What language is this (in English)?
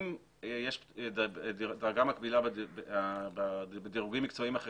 Hebrew